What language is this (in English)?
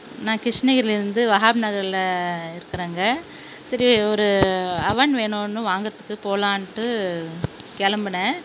Tamil